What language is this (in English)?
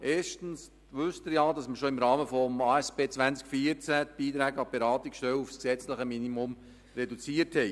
Swiss German